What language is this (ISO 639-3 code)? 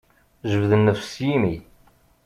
kab